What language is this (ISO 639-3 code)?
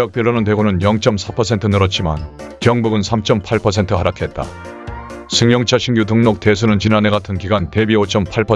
kor